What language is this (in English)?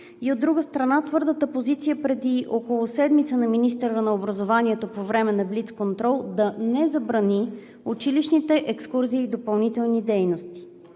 Bulgarian